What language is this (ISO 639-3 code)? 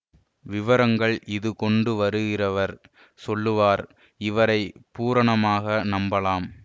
tam